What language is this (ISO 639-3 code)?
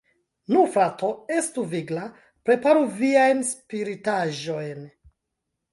epo